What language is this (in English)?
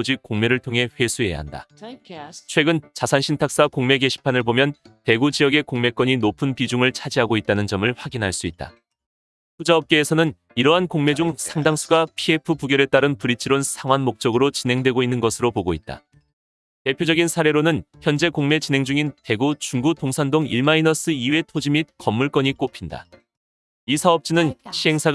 Korean